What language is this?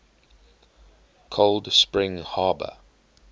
English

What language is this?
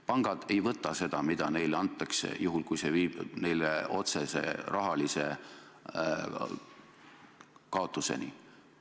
Estonian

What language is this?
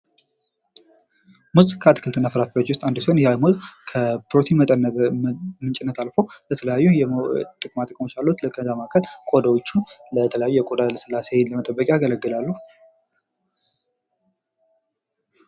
Amharic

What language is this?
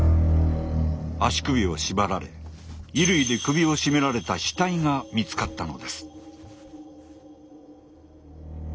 Japanese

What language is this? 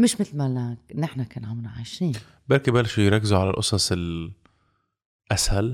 Arabic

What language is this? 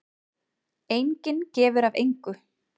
Icelandic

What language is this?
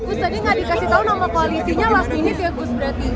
Indonesian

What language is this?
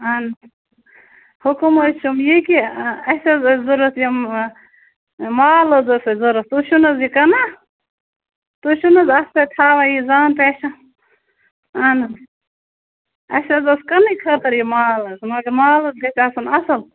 Kashmiri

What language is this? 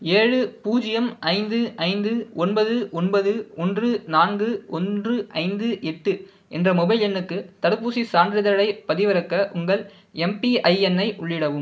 Tamil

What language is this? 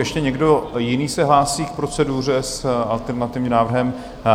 Czech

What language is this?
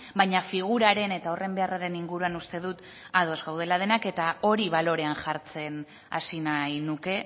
Basque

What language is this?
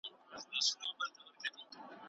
Pashto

